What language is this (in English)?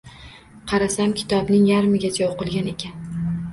Uzbek